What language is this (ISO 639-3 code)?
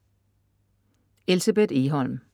dan